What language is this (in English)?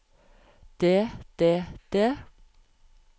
Norwegian